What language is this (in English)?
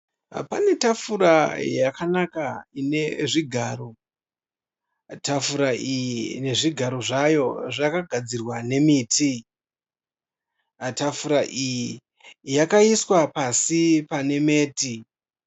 Shona